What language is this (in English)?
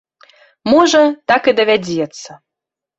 Belarusian